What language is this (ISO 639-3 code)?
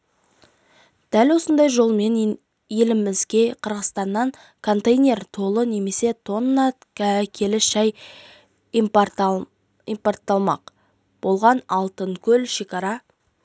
kaz